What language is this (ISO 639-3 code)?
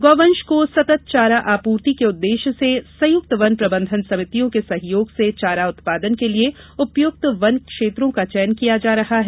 hin